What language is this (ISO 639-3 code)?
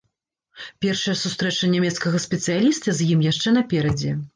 bel